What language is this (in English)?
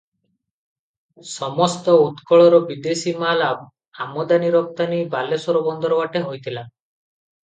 Odia